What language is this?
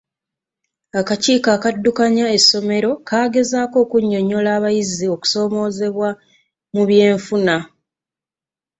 Ganda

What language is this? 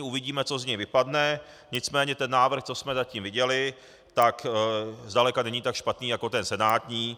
Czech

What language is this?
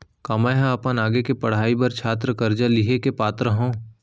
Chhattisgarhi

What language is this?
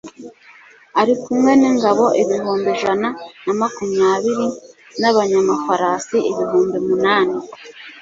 Kinyarwanda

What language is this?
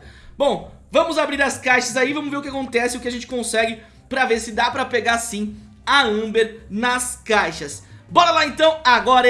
Portuguese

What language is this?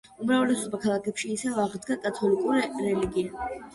Georgian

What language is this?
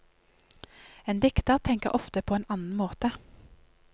Norwegian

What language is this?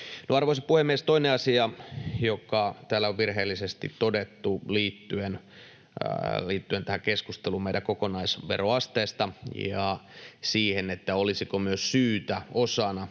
Finnish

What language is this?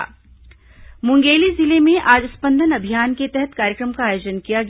Hindi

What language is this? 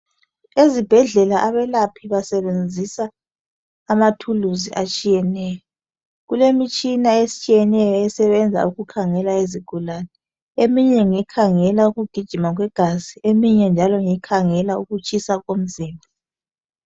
North Ndebele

